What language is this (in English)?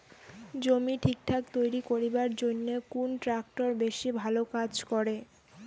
Bangla